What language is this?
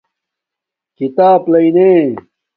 Domaaki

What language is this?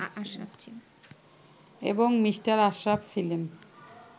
Bangla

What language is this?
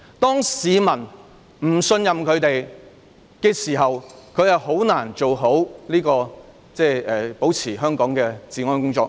Cantonese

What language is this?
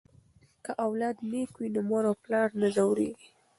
Pashto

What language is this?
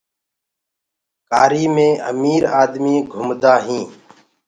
Gurgula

